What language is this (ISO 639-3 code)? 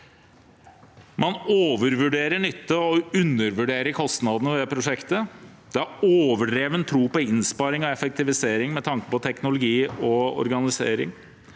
nor